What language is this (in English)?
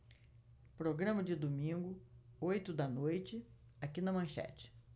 Portuguese